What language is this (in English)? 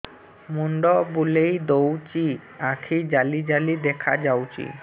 Odia